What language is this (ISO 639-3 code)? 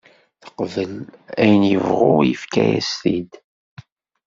kab